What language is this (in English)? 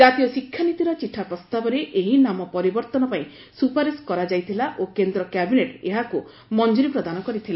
Odia